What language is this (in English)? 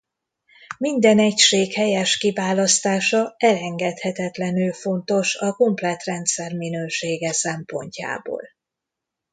Hungarian